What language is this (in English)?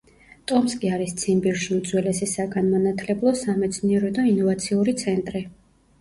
Georgian